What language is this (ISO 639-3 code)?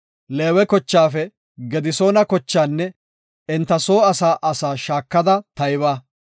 gof